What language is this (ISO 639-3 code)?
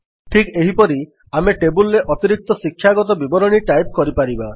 ori